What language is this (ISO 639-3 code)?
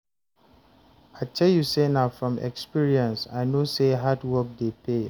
pcm